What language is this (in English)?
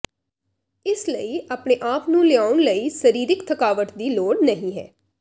Punjabi